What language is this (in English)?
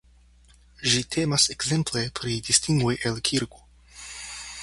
Esperanto